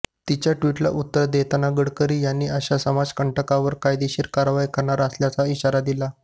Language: Marathi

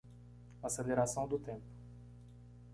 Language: Portuguese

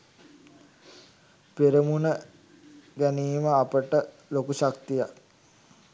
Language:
Sinhala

